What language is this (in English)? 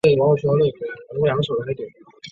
Chinese